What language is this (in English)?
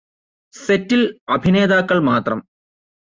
Malayalam